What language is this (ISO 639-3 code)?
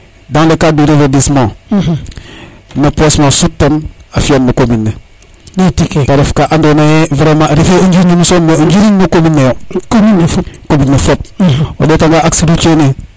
srr